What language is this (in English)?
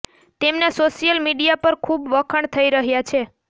Gujarati